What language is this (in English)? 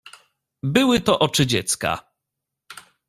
Polish